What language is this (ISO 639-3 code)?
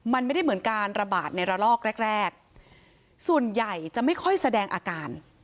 tha